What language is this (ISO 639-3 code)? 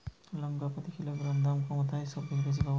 ben